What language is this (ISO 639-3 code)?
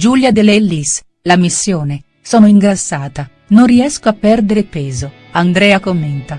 ita